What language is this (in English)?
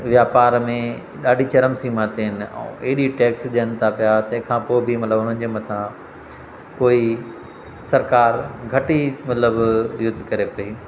Sindhi